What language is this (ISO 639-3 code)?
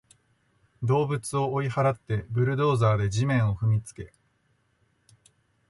jpn